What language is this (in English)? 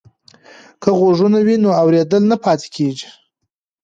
Pashto